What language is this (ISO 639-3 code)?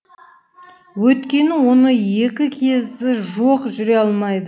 kaz